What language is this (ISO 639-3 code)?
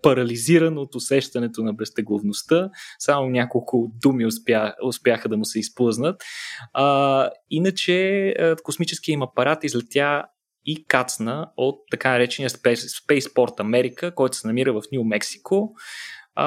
bul